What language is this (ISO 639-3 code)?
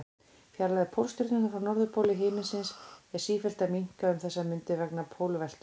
isl